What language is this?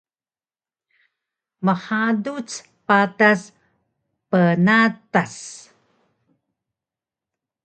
Taroko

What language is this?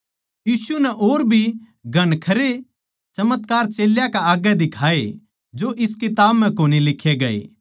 Haryanvi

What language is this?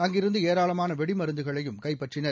Tamil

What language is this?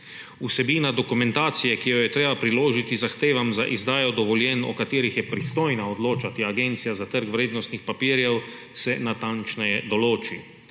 Slovenian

